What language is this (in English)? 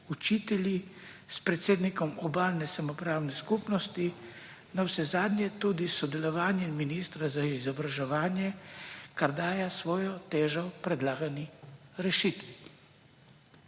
Slovenian